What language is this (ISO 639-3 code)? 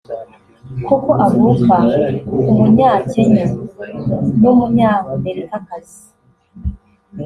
kin